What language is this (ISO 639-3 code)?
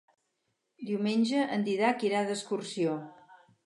cat